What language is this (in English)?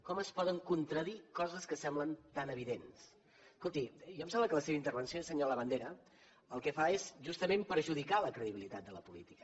Catalan